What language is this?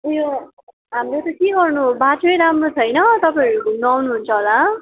Nepali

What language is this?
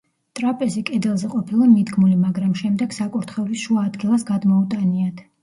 Georgian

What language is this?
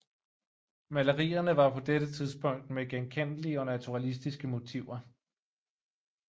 Danish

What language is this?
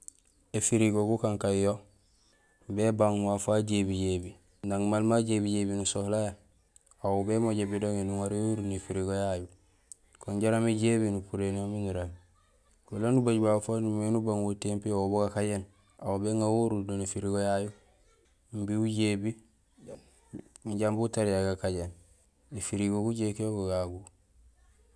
Gusilay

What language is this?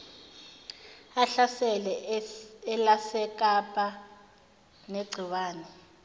Zulu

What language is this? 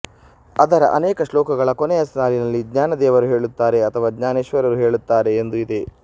Kannada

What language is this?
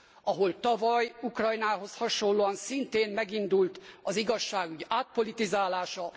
Hungarian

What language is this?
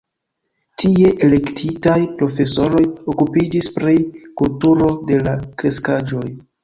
Esperanto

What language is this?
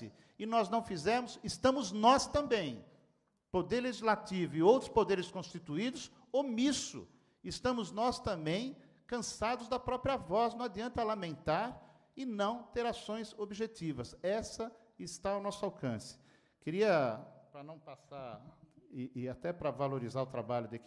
Portuguese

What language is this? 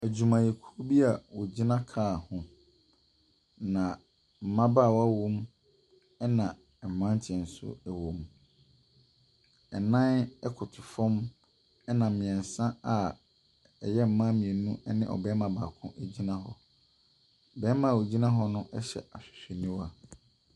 Akan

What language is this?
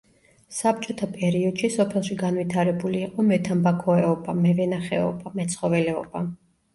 Georgian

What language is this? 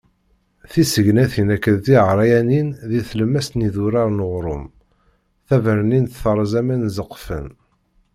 Kabyle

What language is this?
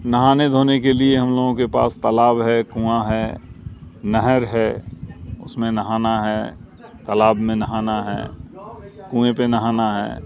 Urdu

